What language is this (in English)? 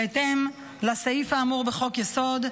Hebrew